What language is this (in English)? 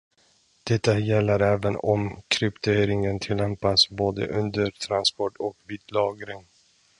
Swedish